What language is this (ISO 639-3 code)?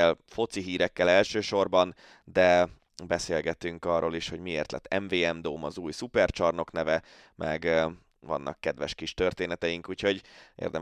hun